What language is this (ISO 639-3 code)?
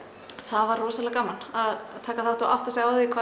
isl